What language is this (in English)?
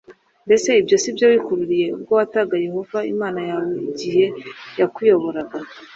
Kinyarwanda